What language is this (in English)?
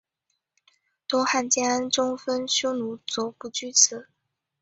Chinese